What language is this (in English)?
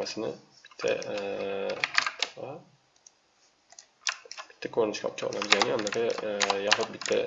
Turkish